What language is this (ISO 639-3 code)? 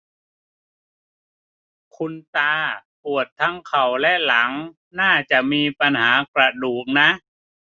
tha